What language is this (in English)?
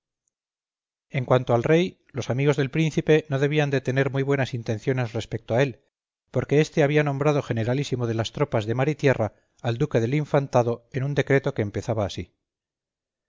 Spanish